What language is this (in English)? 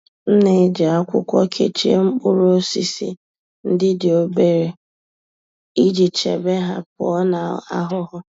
Igbo